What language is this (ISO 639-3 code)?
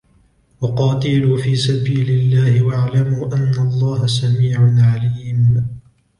ara